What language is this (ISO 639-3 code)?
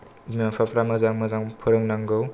brx